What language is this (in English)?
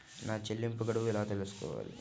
Telugu